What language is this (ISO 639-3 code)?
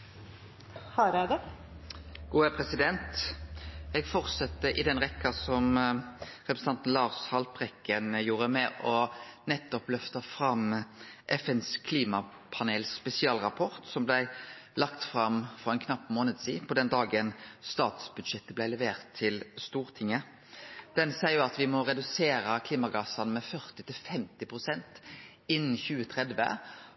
nno